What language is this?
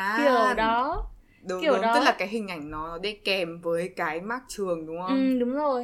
Vietnamese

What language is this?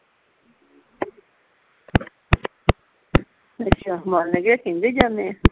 Punjabi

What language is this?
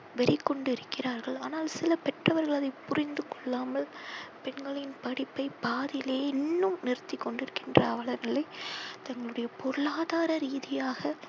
Tamil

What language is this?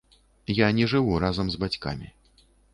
Belarusian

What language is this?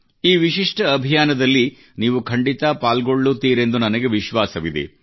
Kannada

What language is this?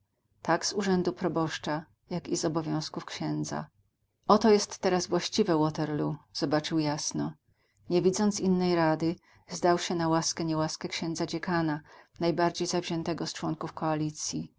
Polish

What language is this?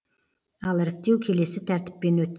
Kazakh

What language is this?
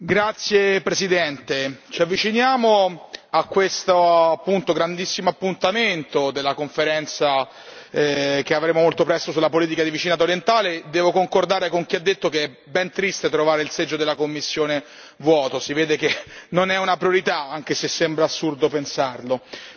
Italian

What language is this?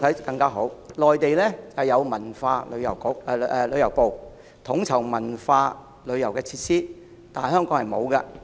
Cantonese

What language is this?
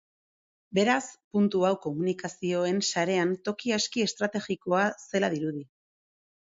Basque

